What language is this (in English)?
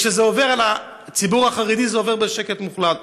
Hebrew